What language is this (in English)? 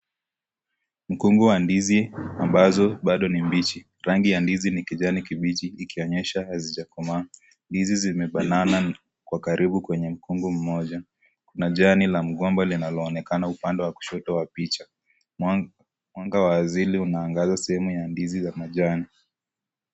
Swahili